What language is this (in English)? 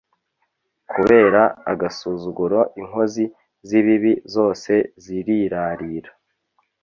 Kinyarwanda